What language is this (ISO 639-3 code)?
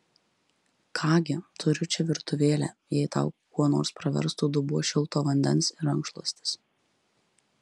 lit